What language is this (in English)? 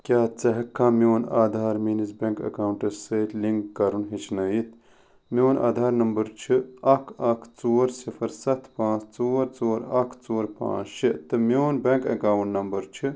Kashmiri